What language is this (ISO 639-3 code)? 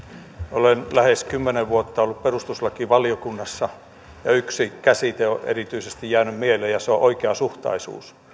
fin